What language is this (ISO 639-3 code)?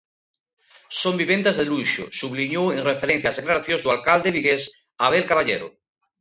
glg